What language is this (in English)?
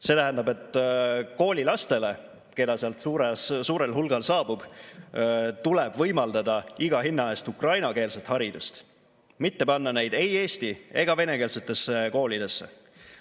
Estonian